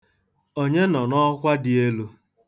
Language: Igbo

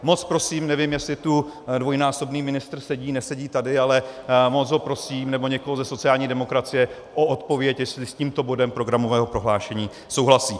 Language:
Czech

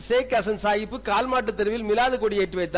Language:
Tamil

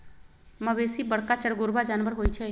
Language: Magahi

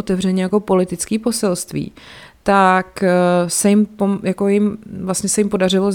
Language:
Czech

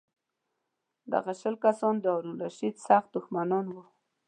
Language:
Pashto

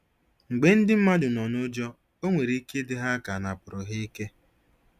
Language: Igbo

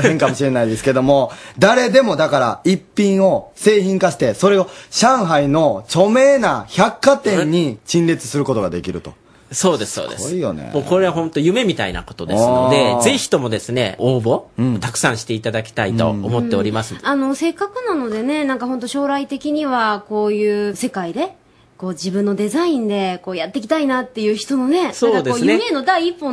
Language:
Japanese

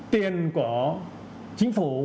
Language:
Vietnamese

